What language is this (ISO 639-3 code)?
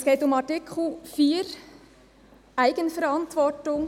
gsw